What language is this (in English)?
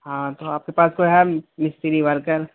Urdu